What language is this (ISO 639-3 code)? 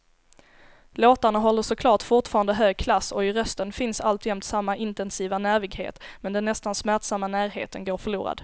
swe